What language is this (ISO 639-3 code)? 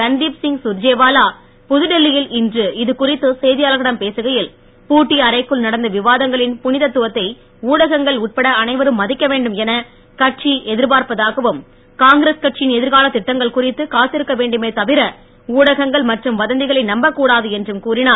tam